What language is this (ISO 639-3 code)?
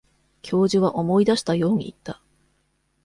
jpn